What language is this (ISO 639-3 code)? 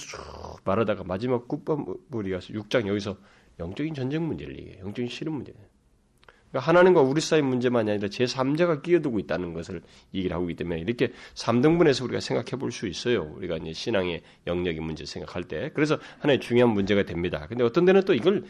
kor